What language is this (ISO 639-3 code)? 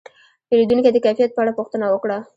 pus